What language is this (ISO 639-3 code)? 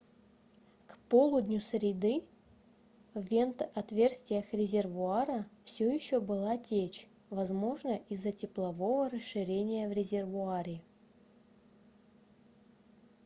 rus